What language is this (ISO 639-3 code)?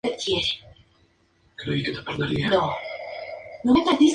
spa